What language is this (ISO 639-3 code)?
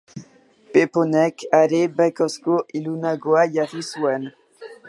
eus